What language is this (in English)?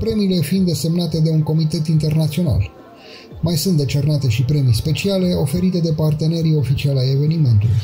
Romanian